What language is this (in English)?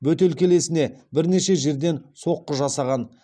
Kazakh